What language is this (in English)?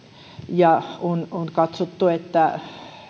Finnish